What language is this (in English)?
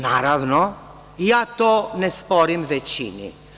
Serbian